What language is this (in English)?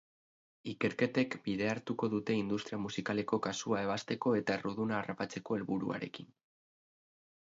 Basque